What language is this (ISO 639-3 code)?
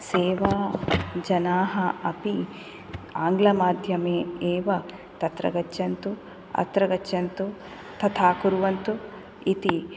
san